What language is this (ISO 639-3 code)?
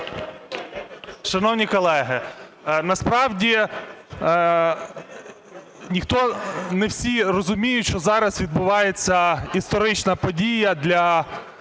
ukr